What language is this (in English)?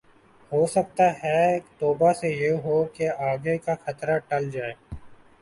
Urdu